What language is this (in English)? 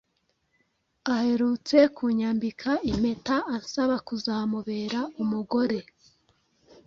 Kinyarwanda